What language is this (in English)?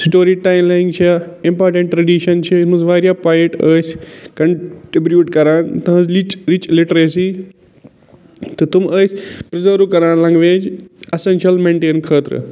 Kashmiri